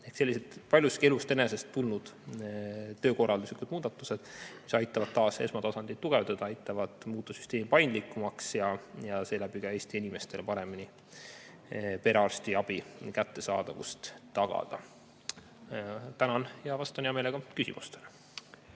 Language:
Estonian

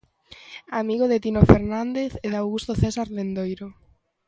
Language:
Galician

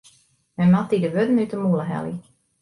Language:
Western Frisian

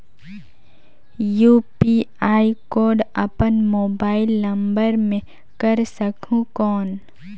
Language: Chhattisgarhi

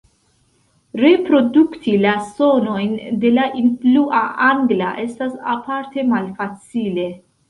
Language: Esperanto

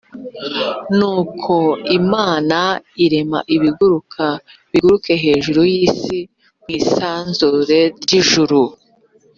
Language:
Kinyarwanda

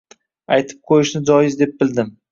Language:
Uzbek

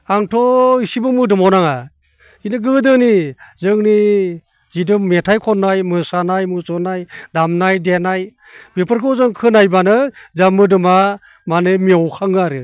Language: Bodo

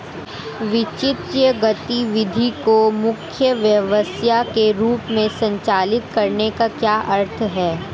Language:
Hindi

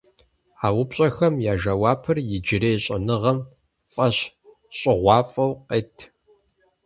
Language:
Kabardian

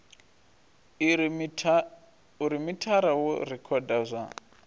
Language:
Venda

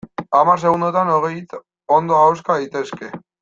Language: Basque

